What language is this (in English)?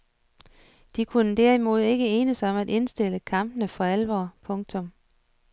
Danish